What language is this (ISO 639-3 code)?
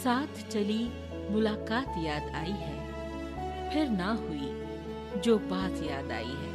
hin